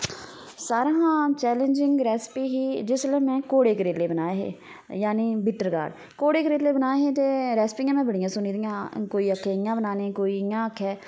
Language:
Dogri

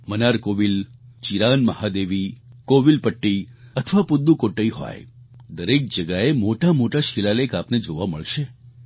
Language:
Gujarati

